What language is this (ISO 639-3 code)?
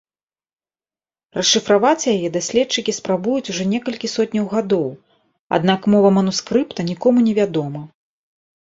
bel